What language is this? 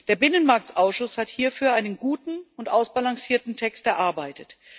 German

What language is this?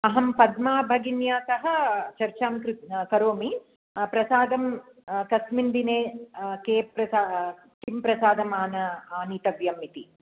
Sanskrit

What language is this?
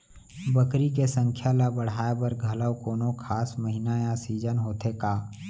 Chhattisgarhi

